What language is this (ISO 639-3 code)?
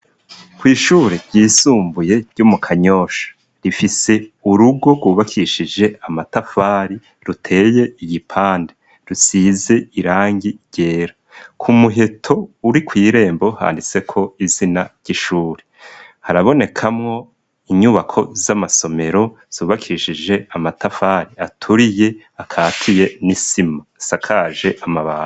run